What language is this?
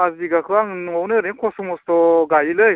Bodo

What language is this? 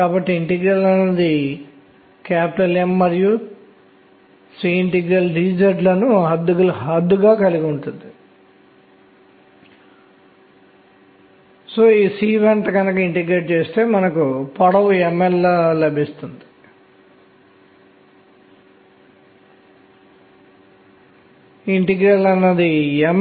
Telugu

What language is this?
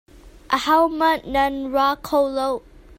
Hakha Chin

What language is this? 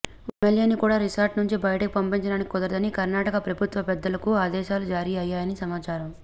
Telugu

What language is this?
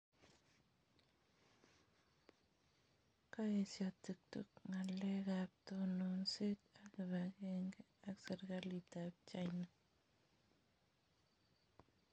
Kalenjin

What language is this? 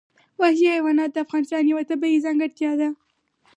Pashto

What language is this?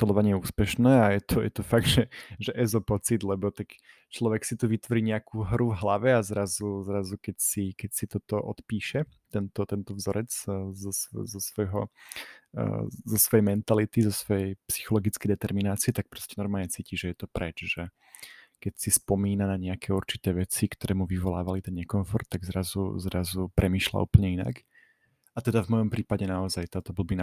Slovak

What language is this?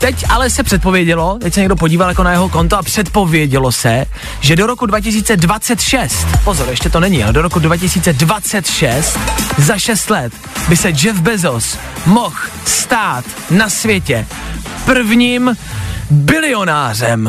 Czech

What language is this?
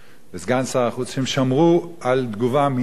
Hebrew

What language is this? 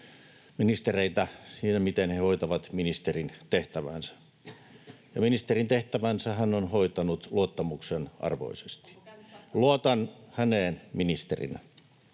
Finnish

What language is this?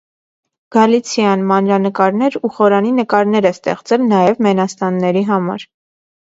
Armenian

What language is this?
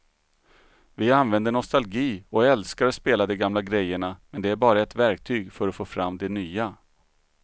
Swedish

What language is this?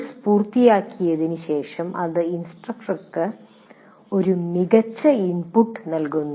Malayalam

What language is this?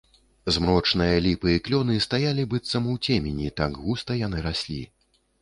Belarusian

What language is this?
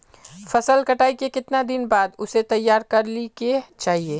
Magahi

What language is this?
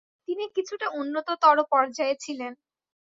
Bangla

